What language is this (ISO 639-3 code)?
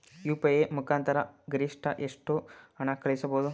kan